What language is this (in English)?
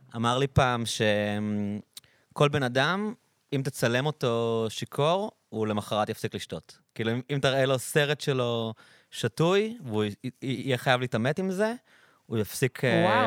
Hebrew